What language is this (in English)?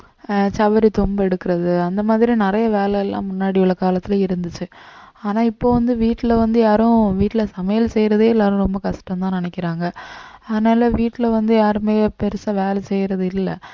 Tamil